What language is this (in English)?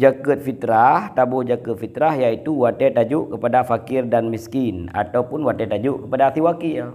Malay